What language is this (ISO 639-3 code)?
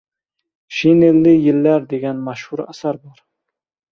uzb